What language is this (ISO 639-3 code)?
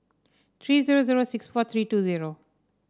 eng